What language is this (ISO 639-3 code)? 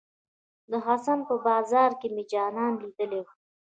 pus